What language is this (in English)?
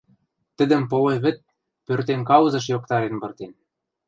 Western Mari